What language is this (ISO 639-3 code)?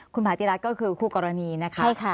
tha